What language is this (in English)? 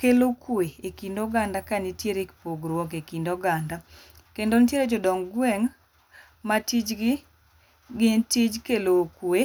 Luo (Kenya and Tanzania)